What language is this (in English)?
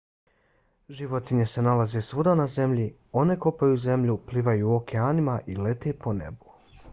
Bosnian